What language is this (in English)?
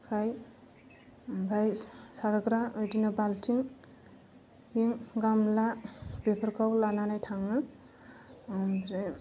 Bodo